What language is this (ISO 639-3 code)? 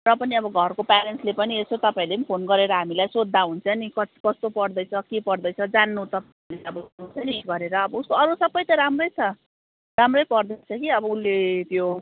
nep